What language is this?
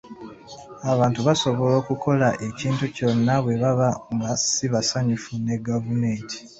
Ganda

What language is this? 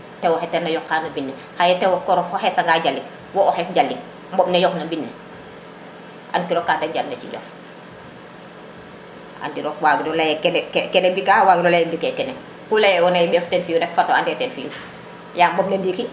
Serer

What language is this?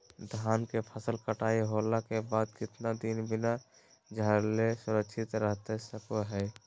Magahi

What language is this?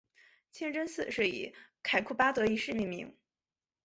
Chinese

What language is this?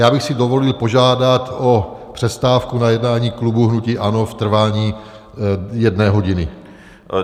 Czech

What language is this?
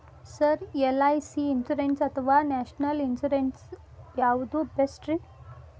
Kannada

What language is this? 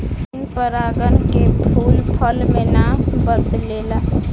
Bhojpuri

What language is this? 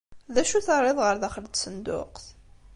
Kabyle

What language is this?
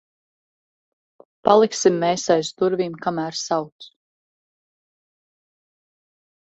Latvian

